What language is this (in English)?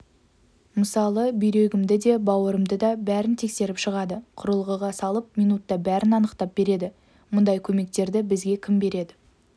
Kazakh